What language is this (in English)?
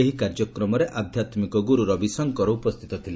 Odia